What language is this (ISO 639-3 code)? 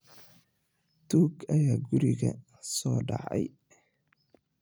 som